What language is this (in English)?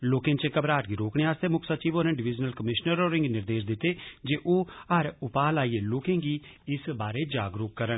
Dogri